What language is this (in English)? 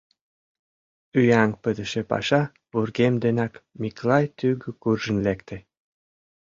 Mari